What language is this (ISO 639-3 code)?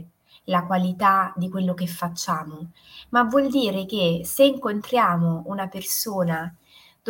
ita